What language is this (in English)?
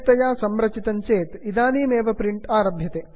Sanskrit